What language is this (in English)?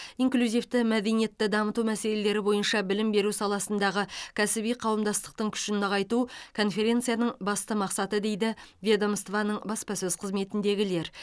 Kazakh